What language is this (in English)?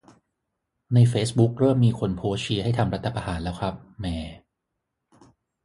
Thai